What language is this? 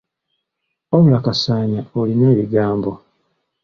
Ganda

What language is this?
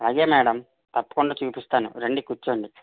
Telugu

